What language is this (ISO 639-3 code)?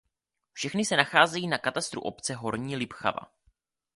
ces